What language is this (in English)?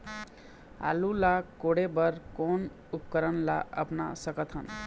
Chhattisgarhi